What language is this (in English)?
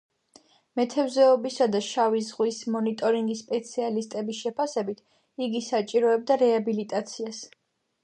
Georgian